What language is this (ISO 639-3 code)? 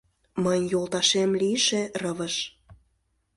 chm